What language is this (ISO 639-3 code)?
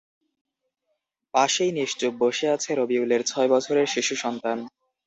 ben